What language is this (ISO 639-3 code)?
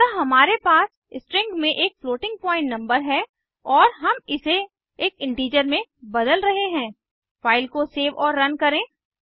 hin